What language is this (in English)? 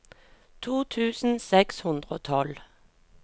Norwegian